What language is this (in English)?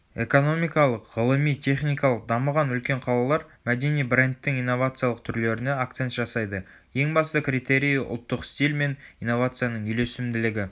Kazakh